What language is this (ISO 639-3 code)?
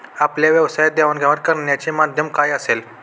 mar